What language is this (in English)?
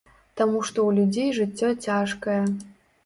Belarusian